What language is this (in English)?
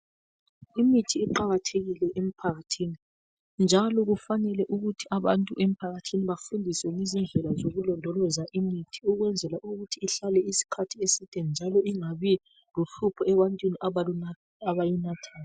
North Ndebele